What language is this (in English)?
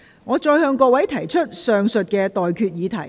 Cantonese